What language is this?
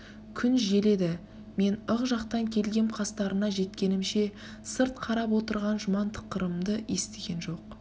Kazakh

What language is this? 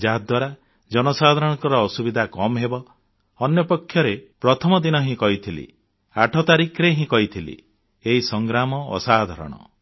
Odia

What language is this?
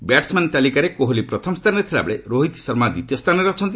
Odia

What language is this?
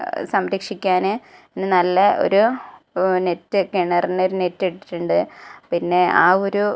Malayalam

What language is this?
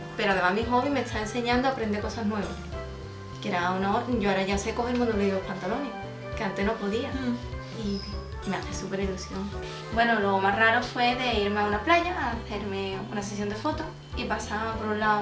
Spanish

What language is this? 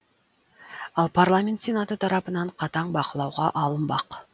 Kazakh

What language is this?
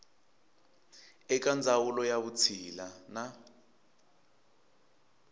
Tsonga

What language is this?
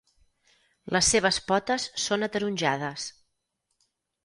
Catalan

